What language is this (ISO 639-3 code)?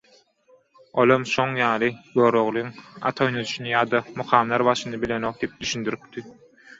tuk